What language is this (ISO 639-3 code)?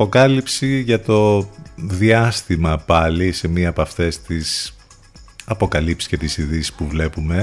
ell